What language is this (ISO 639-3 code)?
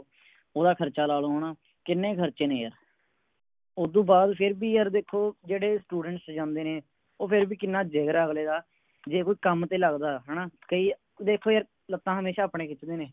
pan